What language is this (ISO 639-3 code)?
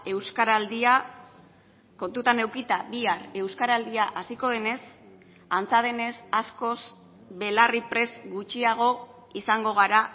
eus